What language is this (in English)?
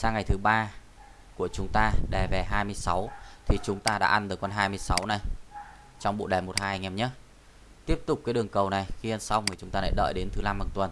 Vietnamese